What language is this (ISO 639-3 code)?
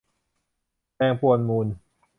tha